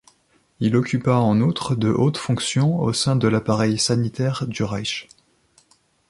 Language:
French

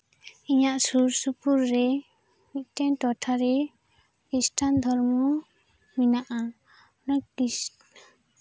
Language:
Santali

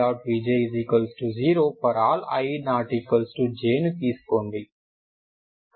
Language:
Telugu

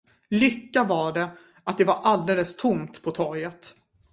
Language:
Swedish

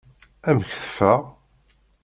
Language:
Kabyle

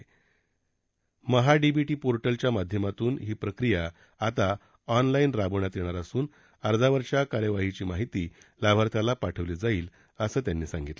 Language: Marathi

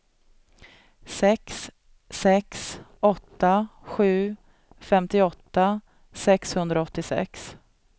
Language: Swedish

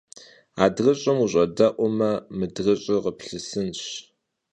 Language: Kabardian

